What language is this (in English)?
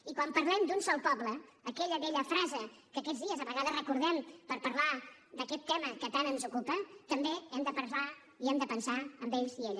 Catalan